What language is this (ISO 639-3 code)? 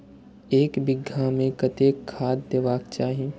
mai